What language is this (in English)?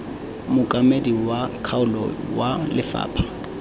Tswana